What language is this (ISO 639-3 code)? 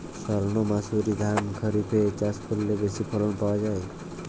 ben